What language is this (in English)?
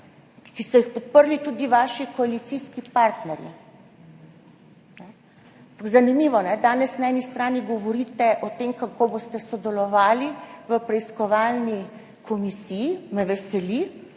Slovenian